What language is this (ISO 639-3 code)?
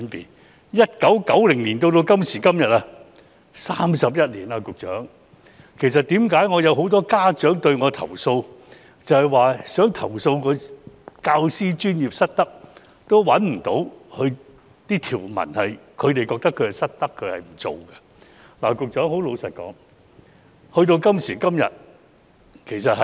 yue